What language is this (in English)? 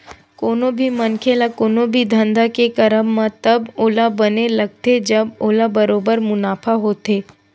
Chhattisgarhi